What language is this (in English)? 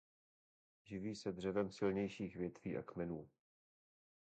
Czech